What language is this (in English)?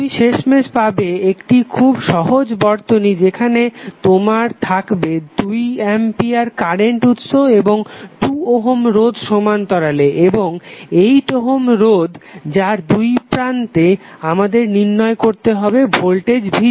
Bangla